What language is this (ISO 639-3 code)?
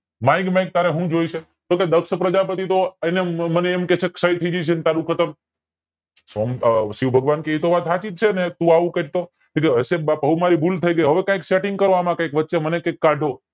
guj